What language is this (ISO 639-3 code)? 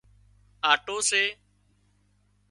kxp